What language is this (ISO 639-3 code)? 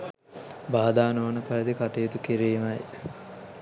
sin